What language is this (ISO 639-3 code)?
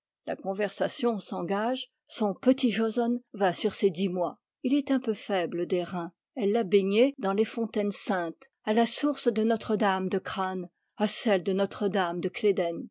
fra